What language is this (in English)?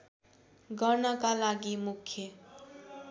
Nepali